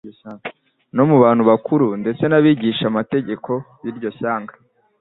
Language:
Kinyarwanda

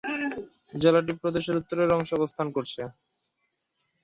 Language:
Bangla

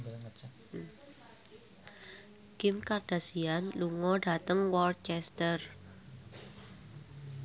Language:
Javanese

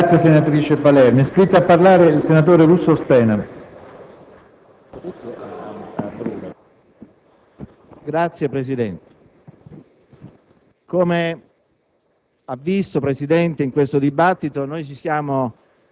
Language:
Italian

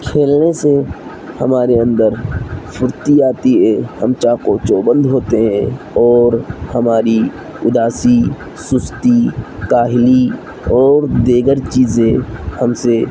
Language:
Urdu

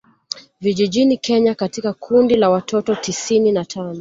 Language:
Swahili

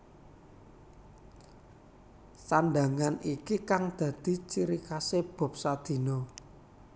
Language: Javanese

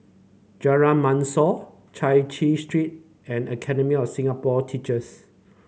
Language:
English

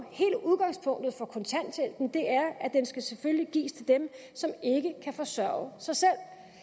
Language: Danish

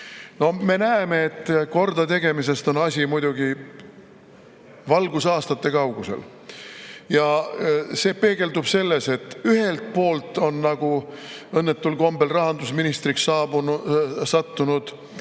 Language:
Estonian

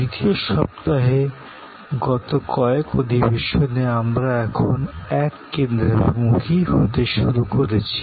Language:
Bangla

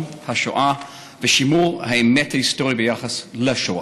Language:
Hebrew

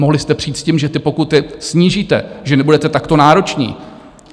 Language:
Czech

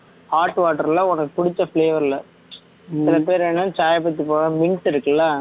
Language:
Tamil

